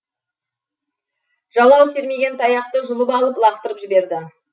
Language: Kazakh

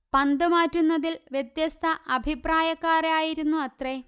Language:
Malayalam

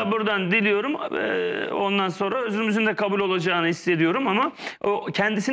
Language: Turkish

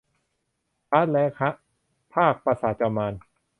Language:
Thai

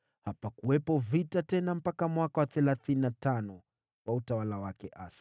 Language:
Swahili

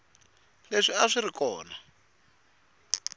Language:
Tsonga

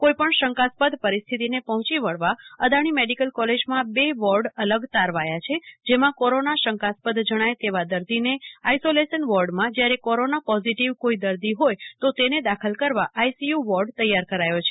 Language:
Gujarati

